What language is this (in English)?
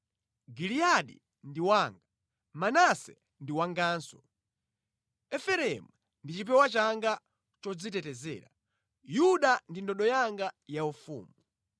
Nyanja